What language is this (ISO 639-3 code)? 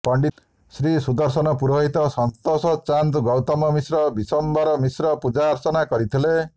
ori